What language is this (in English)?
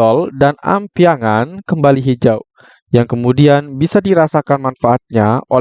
Indonesian